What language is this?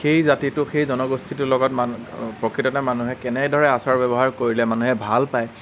Assamese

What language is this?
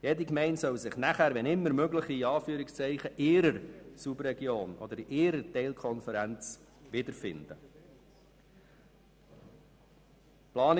Swiss German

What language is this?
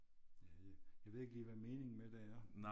Danish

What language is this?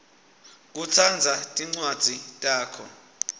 Swati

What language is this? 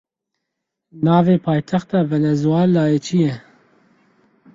Kurdish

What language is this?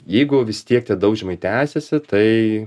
Lithuanian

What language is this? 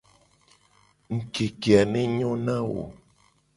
Gen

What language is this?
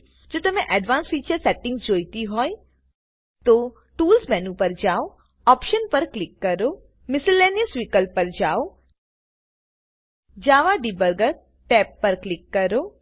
Gujarati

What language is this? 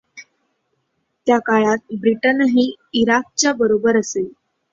Marathi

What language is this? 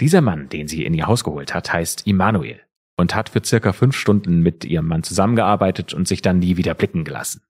German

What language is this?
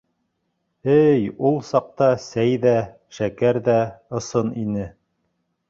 Bashkir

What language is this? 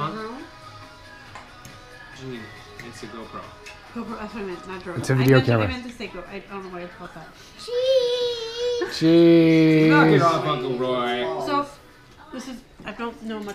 English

